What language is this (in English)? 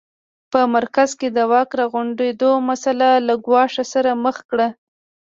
Pashto